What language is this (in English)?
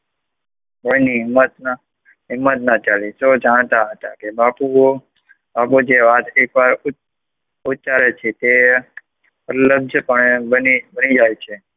Gujarati